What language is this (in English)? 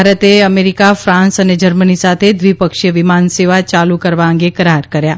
Gujarati